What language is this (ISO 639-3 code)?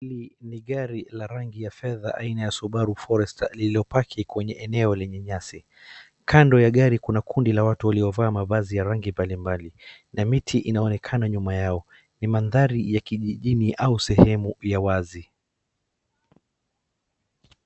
swa